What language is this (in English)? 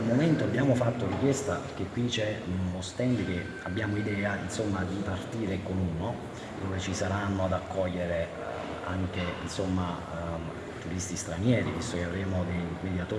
Italian